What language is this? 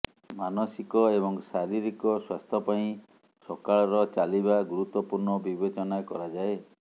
Odia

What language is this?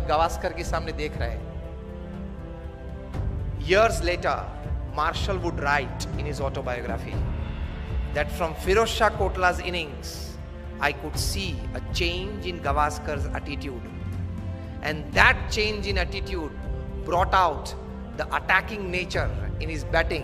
Hindi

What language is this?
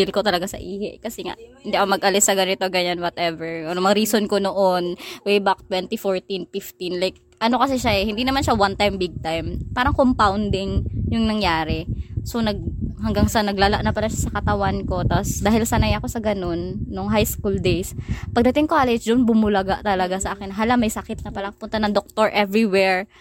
Filipino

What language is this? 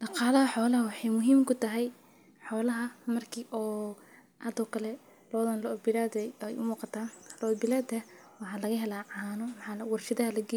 Somali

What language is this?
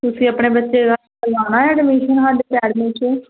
Punjabi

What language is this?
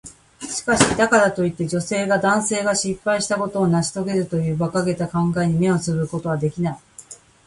Japanese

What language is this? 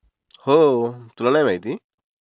Marathi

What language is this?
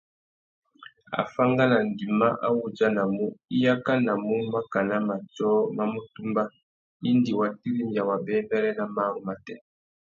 Tuki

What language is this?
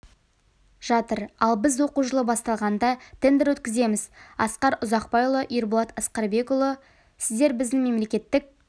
Kazakh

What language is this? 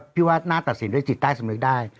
Thai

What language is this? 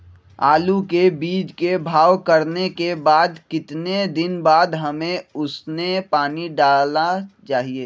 Magahi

